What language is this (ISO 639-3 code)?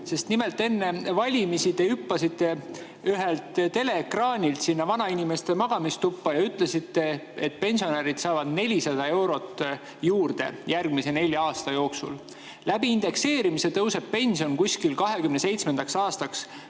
est